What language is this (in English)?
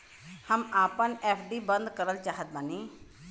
Bhojpuri